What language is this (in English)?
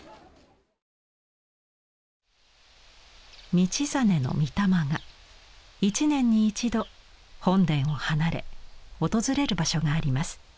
Japanese